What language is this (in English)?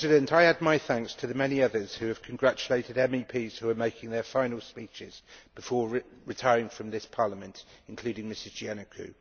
English